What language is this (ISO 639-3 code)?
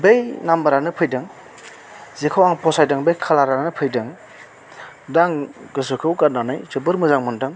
brx